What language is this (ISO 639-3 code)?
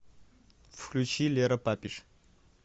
rus